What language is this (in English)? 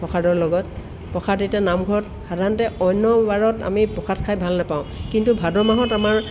Assamese